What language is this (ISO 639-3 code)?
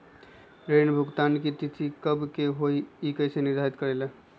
mag